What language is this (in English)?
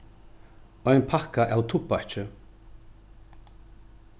Faroese